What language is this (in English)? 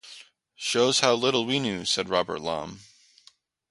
English